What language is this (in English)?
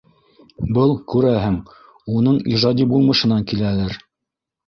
Bashkir